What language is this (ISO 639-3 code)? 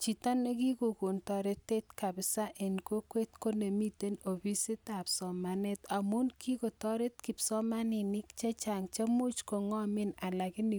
kln